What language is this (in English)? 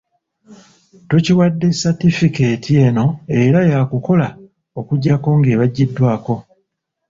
Ganda